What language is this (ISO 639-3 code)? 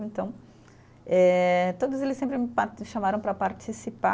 por